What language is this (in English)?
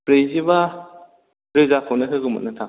Bodo